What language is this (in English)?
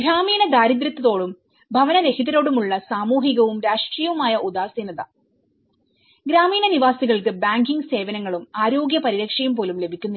Malayalam